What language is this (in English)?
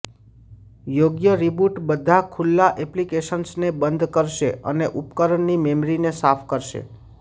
Gujarati